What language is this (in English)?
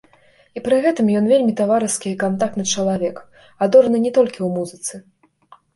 Belarusian